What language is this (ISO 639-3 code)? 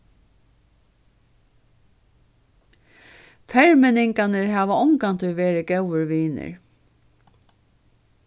fao